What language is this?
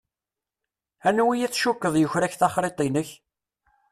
Kabyle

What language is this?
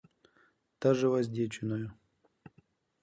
Ukrainian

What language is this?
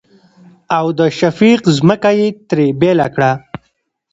Pashto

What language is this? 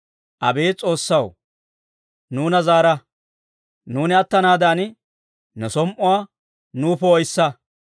Dawro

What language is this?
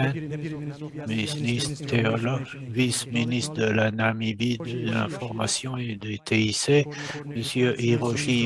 French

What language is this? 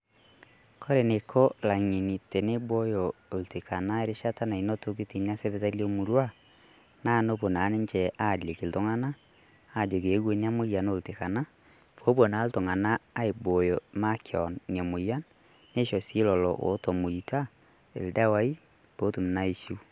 Masai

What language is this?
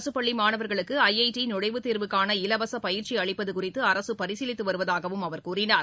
Tamil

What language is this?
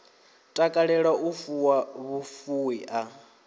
Venda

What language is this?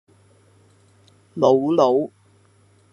Cantonese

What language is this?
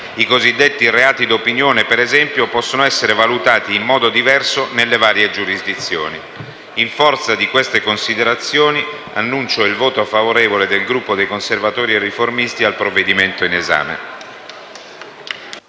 Italian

